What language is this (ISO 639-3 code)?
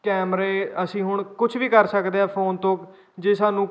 pan